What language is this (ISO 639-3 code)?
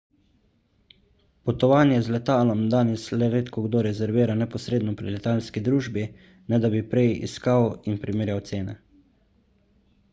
slv